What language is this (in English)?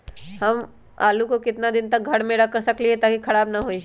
Magahi